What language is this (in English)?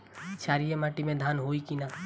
Bhojpuri